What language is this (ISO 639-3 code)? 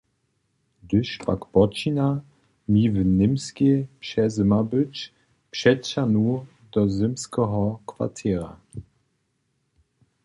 hsb